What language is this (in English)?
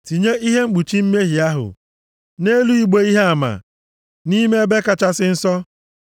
Igbo